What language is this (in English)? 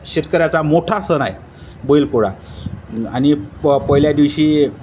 Marathi